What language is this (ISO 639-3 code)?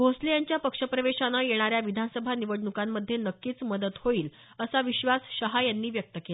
mar